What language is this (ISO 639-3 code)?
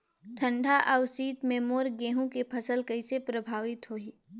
hne